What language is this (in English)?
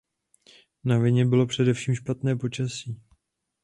Czech